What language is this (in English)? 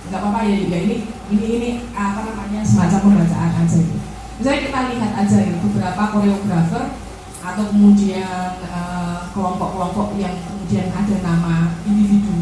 Indonesian